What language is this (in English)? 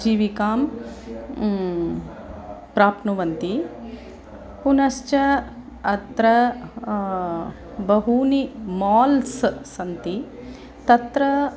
Sanskrit